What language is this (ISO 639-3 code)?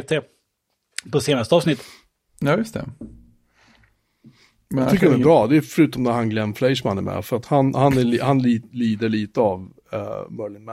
swe